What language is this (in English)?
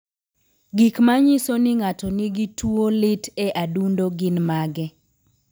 Luo (Kenya and Tanzania)